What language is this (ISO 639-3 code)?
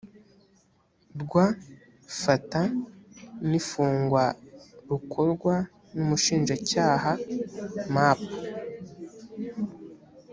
kin